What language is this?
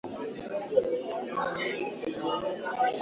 Swahili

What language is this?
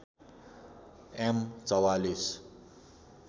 Nepali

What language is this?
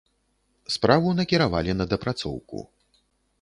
Belarusian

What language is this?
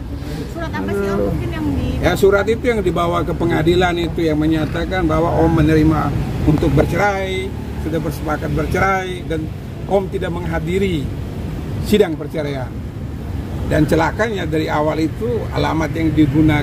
Indonesian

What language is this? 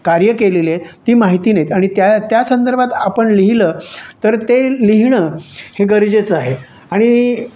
Marathi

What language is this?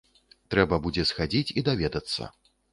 Belarusian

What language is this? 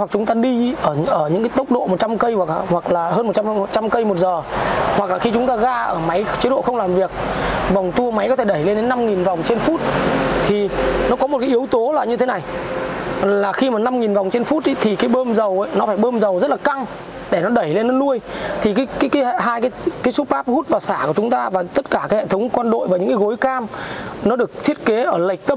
Vietnamese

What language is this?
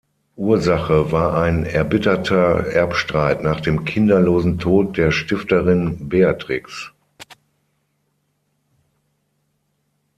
German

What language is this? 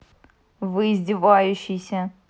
Russian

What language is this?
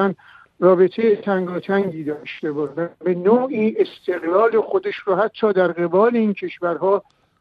Persian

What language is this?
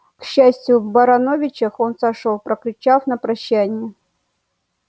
Russian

